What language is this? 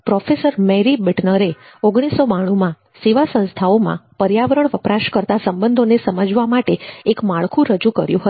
Gujarati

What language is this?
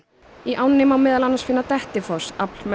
Icelandic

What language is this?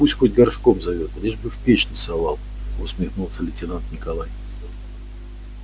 Russian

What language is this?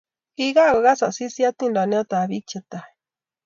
Kalenjin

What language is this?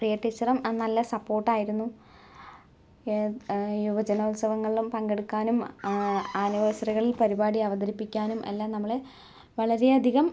Malayalam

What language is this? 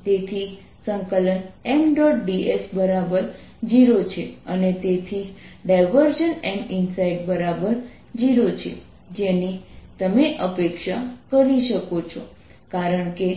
Gujarati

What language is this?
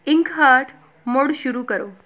Punjabi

